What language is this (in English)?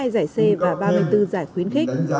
Vietnamese